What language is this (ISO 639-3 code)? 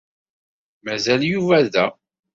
kab